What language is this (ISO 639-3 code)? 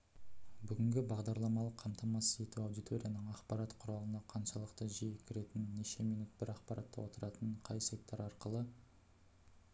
kaz